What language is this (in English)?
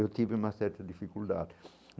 Portuguese